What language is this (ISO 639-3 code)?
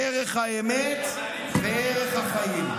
heb